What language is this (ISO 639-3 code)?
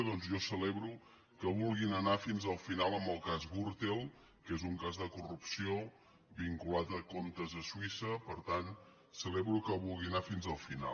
cat